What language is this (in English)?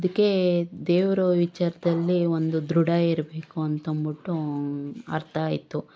Kannada